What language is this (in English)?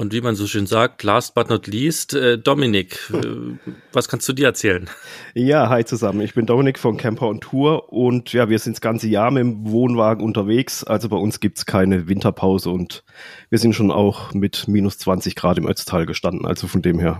German